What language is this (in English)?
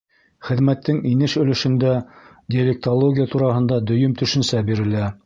Bashkir